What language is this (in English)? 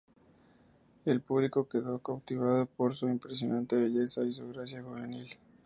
Spanish